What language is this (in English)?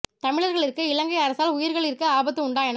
Tamil